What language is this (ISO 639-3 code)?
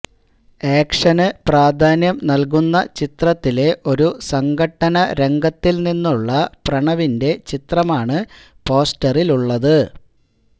mal